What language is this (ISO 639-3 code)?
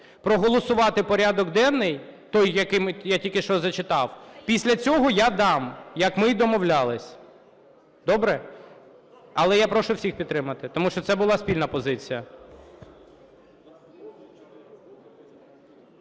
ukr